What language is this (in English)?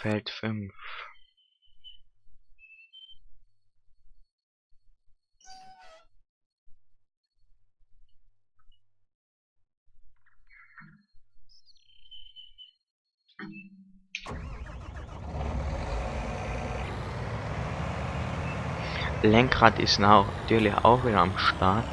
German